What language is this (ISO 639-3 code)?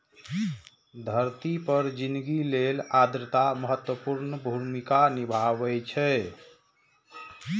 mai